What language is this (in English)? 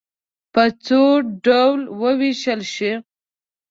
Pashto